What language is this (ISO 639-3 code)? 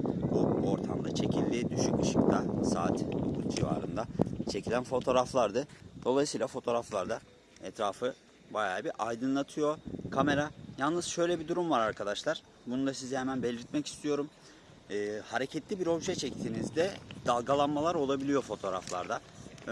tur